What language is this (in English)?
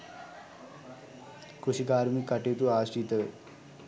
Sinhala